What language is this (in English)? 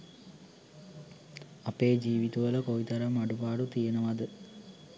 Sinhala